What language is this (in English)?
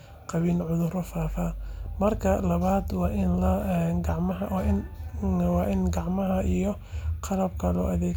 Somali